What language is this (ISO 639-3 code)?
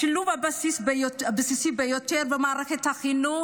heb